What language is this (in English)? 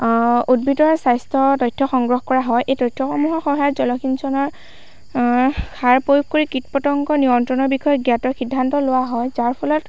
Assamese